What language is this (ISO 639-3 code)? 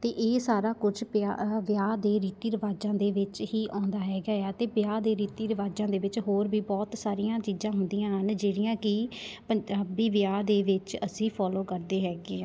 pan